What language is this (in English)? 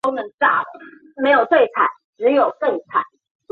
Chinese